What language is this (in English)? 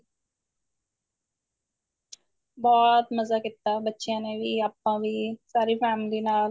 Punjabi